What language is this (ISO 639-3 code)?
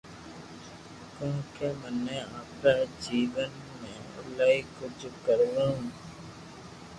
lrk